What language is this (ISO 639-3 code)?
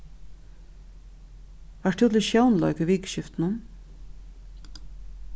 fao